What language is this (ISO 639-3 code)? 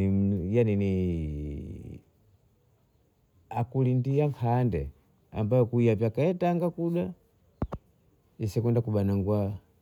bou